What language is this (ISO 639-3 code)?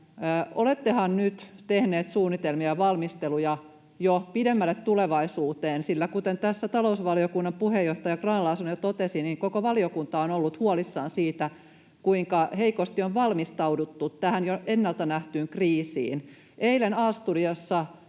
fin